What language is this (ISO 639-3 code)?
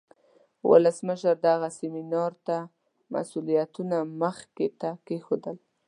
pus